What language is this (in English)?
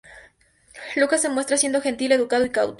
Spanish